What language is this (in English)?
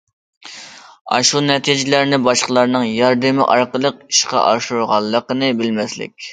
Uyghur